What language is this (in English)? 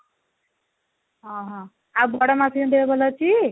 Odia